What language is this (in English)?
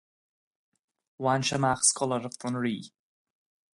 Irish